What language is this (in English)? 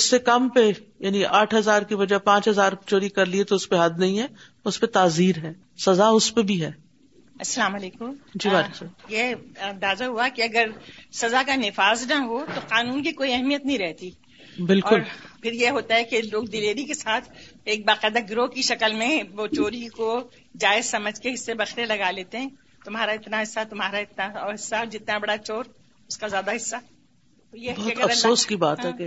Urdu